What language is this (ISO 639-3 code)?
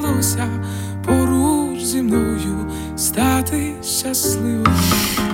ukr